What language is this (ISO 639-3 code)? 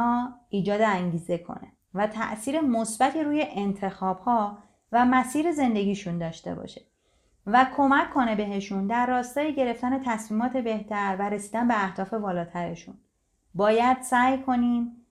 fas